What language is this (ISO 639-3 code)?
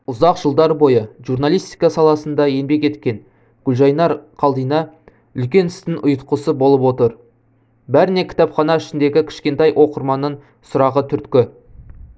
kaz